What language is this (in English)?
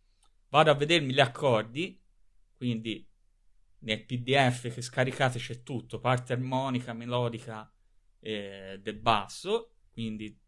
Italian